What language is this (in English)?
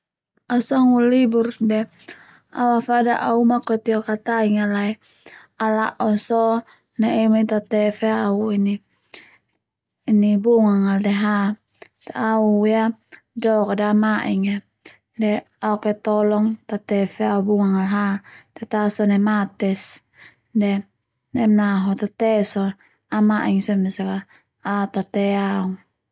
Termanu